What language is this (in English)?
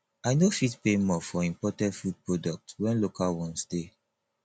Nigerian Pidgin